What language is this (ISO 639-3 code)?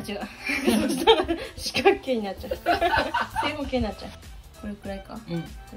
jpn